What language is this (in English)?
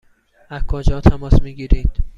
Persian